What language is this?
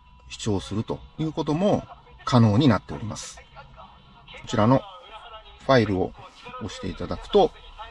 Japanese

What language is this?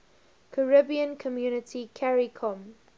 English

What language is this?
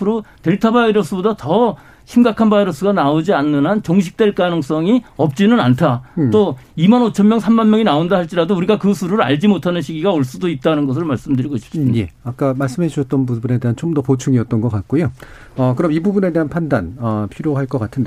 Korean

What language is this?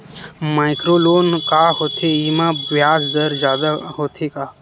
Chhattisgarhi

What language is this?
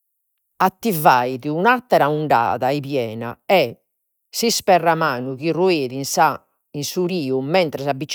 Sardinian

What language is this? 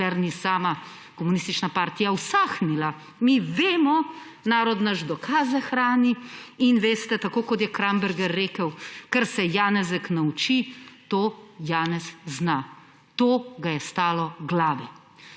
Slovenian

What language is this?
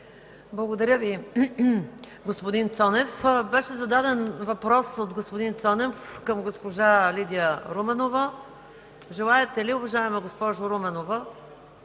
Bulgarian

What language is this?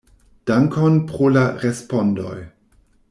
Esperanto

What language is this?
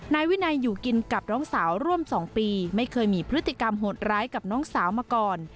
Thai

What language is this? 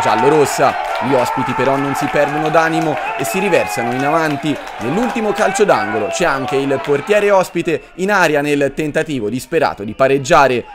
Italian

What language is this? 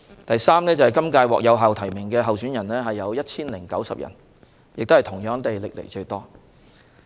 Cantonese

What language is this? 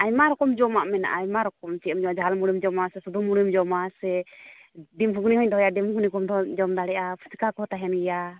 Santali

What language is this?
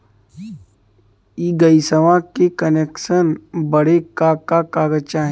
Bhojpuri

